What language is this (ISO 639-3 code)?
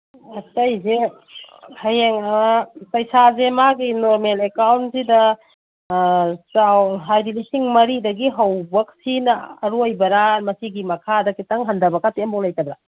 mni